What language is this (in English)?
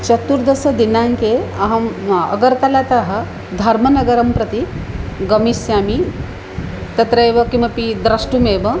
Sanskrit